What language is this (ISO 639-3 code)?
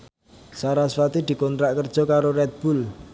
jav